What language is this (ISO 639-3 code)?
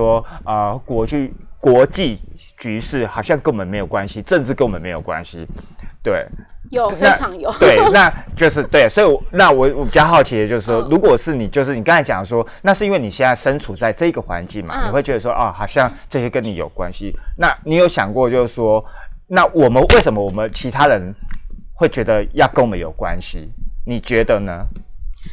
zho